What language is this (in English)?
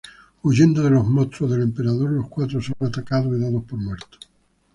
Spanish